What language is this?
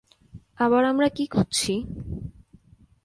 Bangla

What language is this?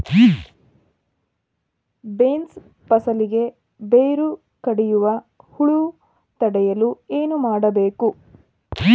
Kannada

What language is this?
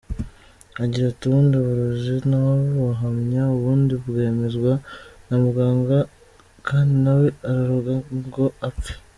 Kinyarwanda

